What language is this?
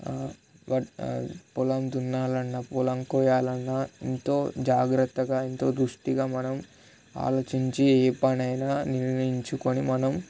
Telugu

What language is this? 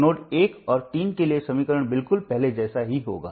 Hindi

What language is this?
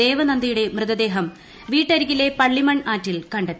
Malayalam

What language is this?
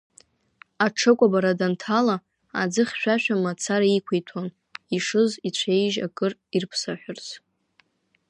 Abkhazian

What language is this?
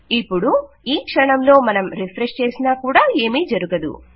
Telugu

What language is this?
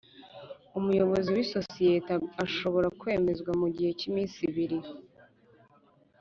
Kinyarwanda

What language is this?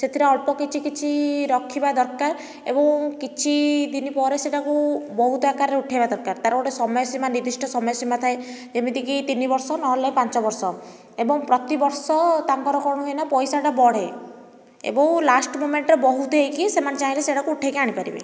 Odia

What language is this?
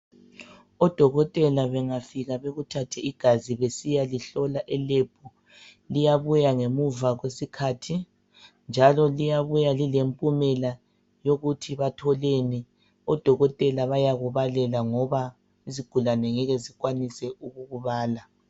North Ndebele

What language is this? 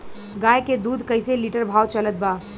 Bhojpuri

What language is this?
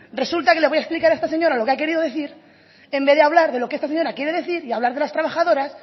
Spanish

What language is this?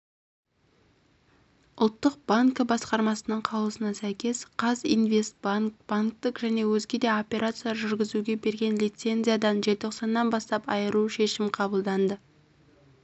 Kazakh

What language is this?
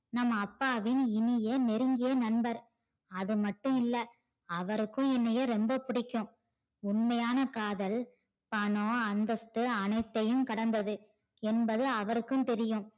Tamil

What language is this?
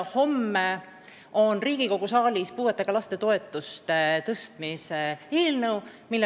Estonian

